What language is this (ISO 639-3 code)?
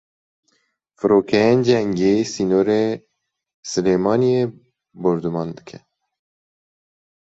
kur